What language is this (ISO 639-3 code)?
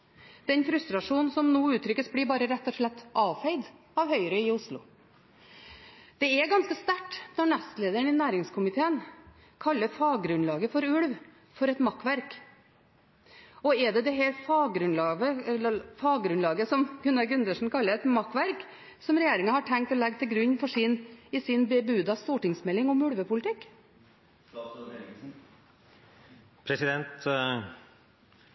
nob